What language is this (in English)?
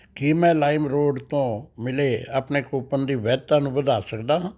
Punjabi